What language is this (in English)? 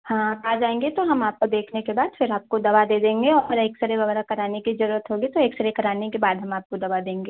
Hindi